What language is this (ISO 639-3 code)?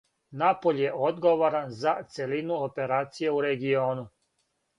srp